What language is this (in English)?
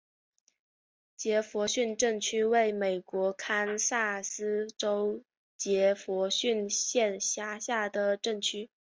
Chinese